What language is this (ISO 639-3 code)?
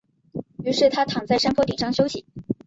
zho